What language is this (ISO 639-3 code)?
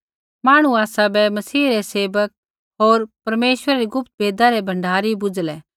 kfx